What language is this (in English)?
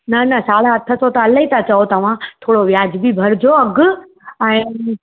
Sindhi